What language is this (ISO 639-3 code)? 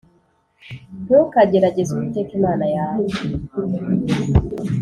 kin